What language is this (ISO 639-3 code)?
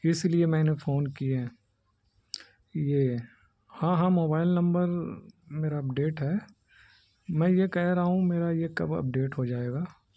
urd